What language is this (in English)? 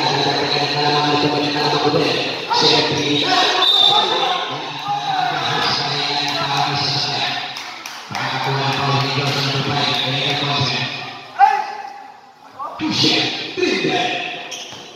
Indonesian